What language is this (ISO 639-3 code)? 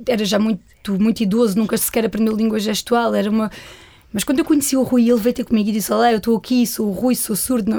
por